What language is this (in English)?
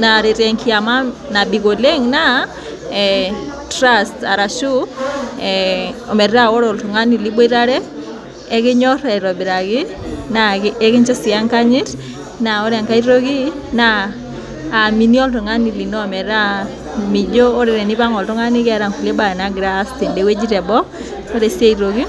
Masai